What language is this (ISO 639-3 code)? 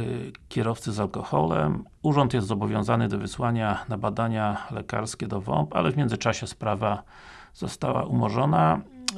pol